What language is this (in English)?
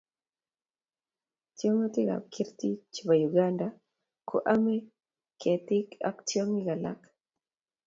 Kalenjin